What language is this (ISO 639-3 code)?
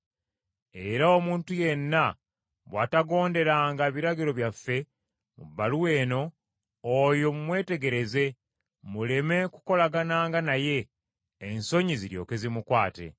lug